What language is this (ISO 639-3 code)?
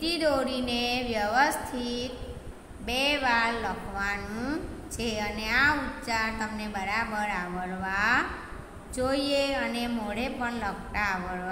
hin